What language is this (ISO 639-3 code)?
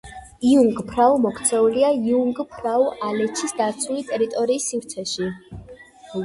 kat